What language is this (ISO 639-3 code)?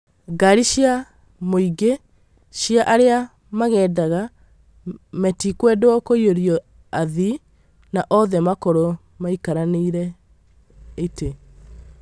kik